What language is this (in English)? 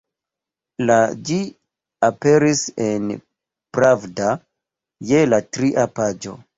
Esperanto